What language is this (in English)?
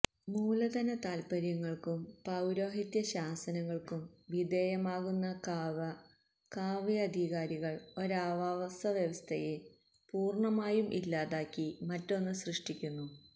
Malayalam